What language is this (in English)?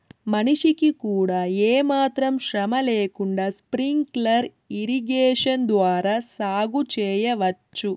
Telugu